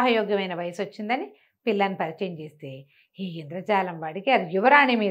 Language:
Telugu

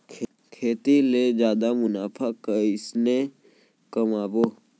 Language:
Chhattisgarhi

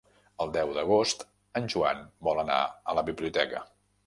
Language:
Catalan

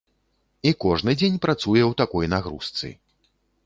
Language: Belarusian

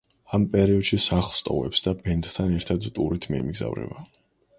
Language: Georgian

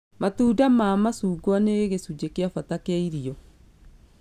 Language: Kikuyu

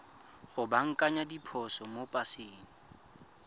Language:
Tswana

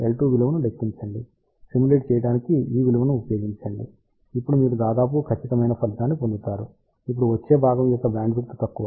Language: Telugu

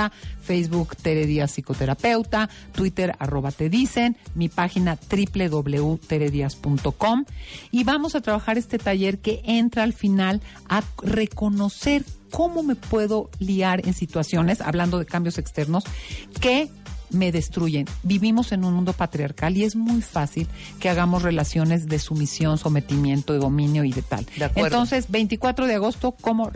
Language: Spanish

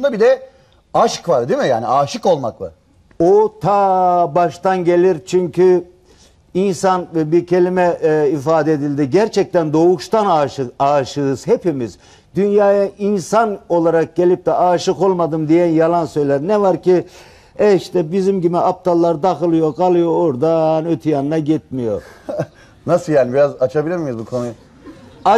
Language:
Turkish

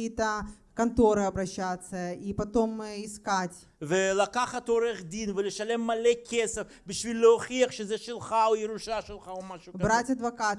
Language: Russian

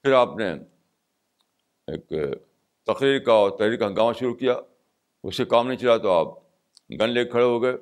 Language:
Urdu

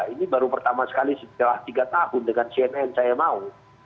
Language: Indonesian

